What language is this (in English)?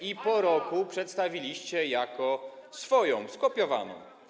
Polish